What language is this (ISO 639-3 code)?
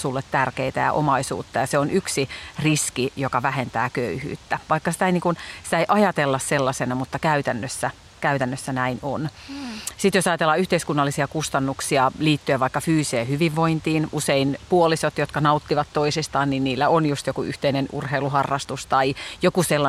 fin